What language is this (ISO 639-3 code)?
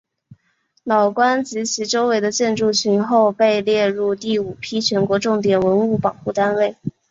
zho